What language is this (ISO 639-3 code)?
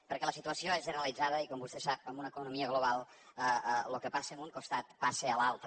cat